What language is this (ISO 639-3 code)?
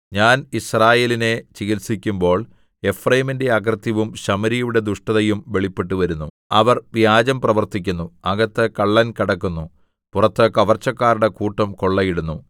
mal